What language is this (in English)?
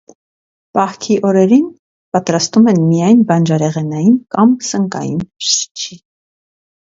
Armenian